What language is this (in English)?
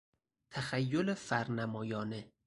Persian